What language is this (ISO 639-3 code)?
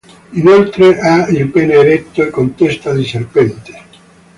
ita